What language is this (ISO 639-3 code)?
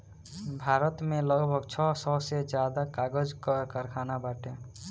bho